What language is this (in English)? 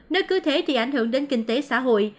Vietnamese